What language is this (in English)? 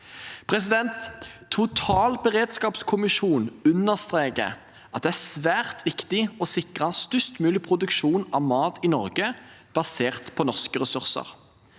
Norwegian